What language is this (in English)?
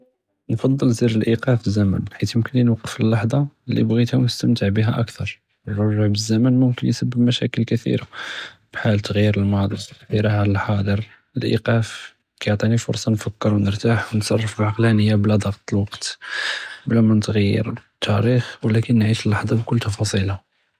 Judeo-Arabic